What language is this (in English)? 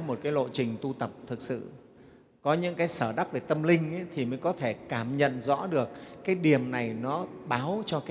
Vietnamese